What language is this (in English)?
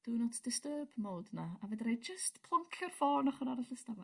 Welsh